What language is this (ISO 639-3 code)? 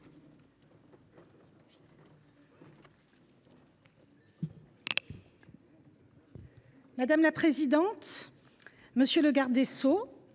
fra